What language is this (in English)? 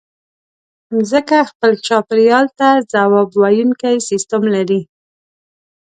Pashto